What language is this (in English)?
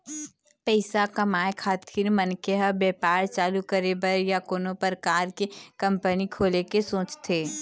Chhattisgarhi